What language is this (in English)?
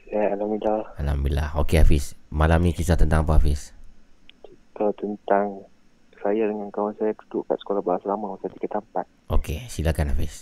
Malay